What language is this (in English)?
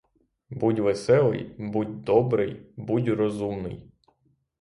Ukrainian